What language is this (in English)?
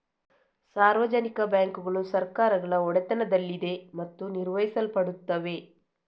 Kannada